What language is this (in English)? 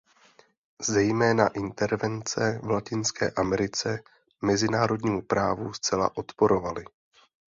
Czech